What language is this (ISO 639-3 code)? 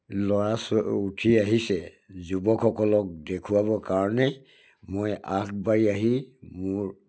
asm